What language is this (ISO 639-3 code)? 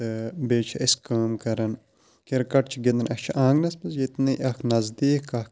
kas